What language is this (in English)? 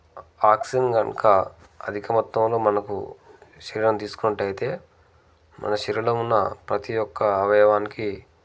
Telugu